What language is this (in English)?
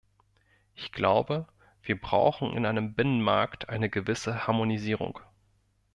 German